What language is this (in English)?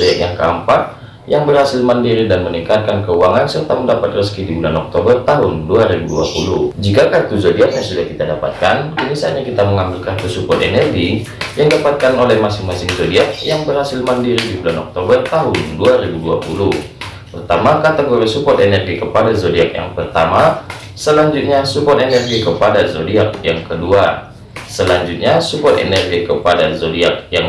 Indonesian